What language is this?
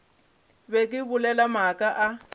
Northern Sotho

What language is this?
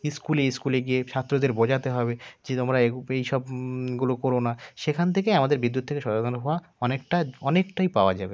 Bangla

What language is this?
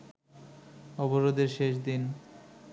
Bangla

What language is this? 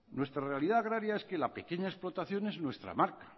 Spanish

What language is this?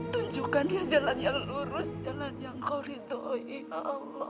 Indonesian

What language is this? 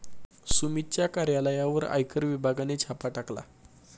Marathi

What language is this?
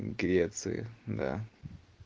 Russian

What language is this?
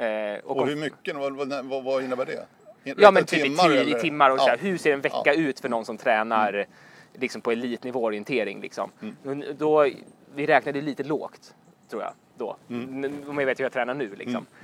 Swedish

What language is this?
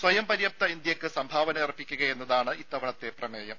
Malayalam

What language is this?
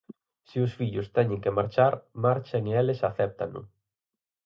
Galician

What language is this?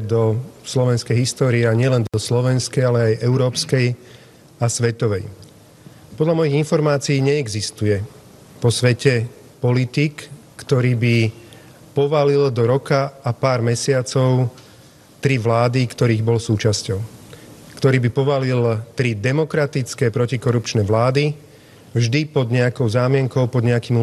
Slovak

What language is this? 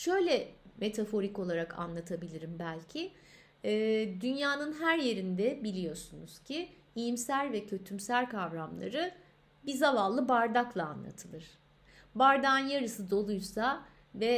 Turkish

